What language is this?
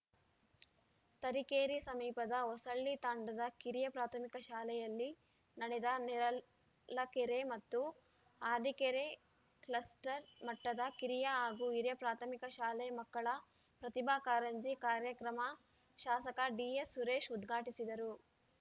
Kannada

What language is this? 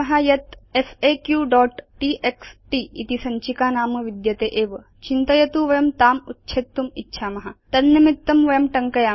Sanskrit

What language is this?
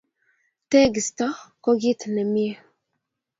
Kalenjin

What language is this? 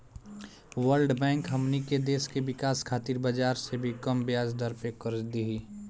Bhojpuri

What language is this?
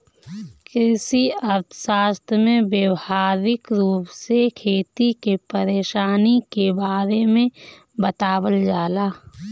Bhojpuri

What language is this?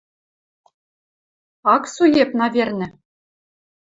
Western Mari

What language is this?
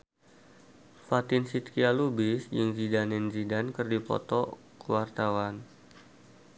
Sundanese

